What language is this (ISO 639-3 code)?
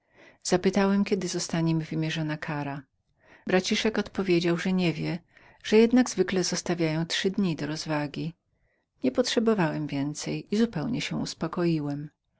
pol